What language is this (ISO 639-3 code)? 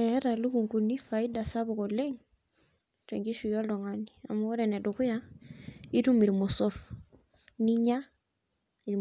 mas